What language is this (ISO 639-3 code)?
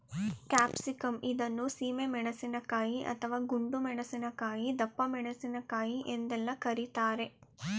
kan